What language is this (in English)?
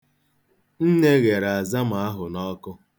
Igbo